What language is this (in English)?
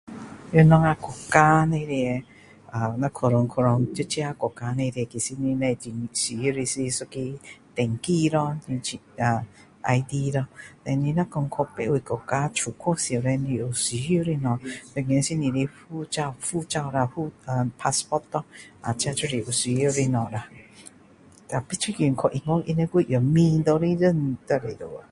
Min Dong Chinese